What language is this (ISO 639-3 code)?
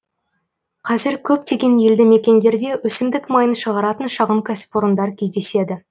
kaz